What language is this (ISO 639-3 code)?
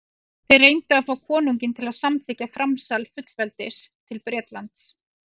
isl